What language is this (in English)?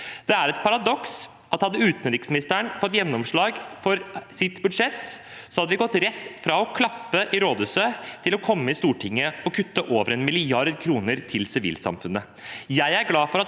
Norwegian